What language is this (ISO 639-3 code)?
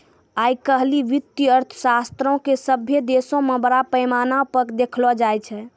mai